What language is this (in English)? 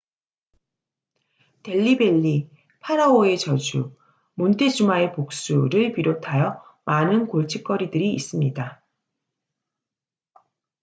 Korean